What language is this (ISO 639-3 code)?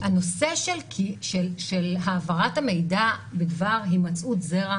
heb